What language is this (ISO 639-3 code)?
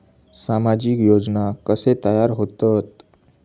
mar